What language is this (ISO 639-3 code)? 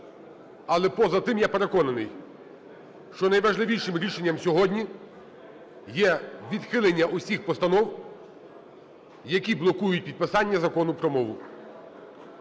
ukr